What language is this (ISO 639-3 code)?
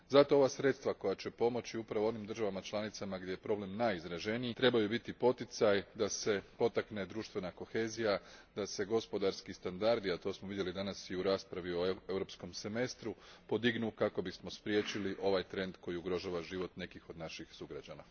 hrv